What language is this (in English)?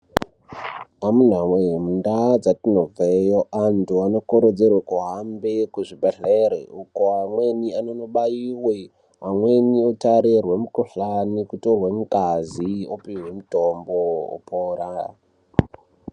Ndau